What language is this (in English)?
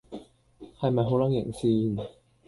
Cantonese